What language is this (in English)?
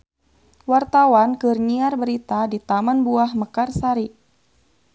Sundanese